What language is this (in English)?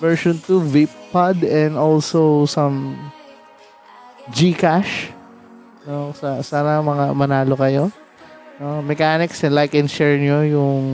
Filipino